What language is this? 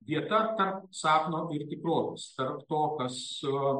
Lithuanian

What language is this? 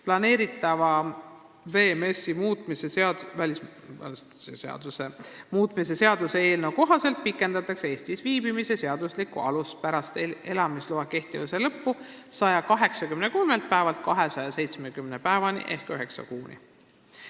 Estonian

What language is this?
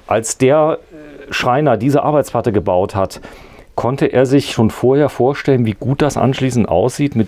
German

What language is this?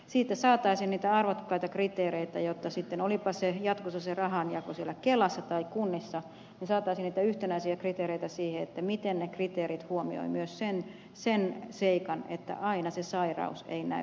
Finnish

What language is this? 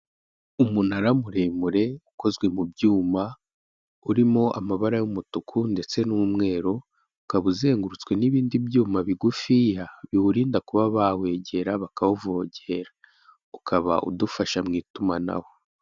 Kinyarwanda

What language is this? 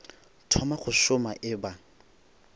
Northern Sotho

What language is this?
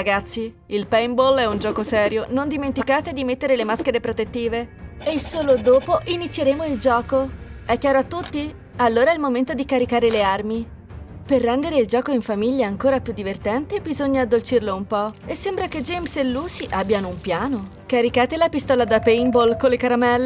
Italian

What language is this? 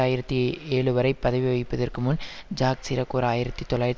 Tamil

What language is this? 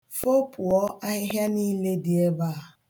Igbo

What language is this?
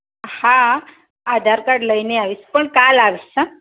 Gujarati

